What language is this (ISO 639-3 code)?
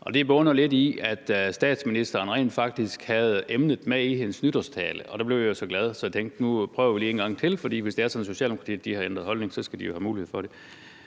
dan